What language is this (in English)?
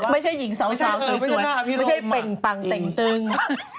Thai